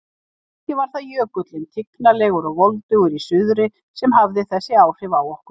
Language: Icelandic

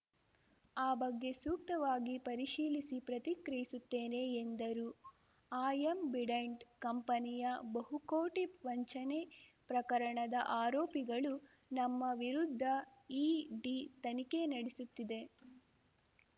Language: Kannada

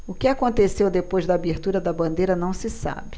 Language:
Portuguese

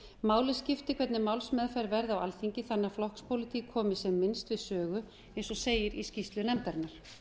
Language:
Icelandic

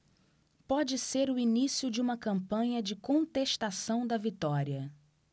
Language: Portuguese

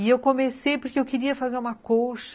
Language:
Portuguese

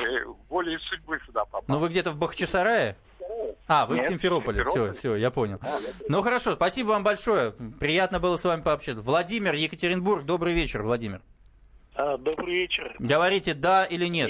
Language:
Russian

